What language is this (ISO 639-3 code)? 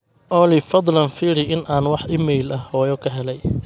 som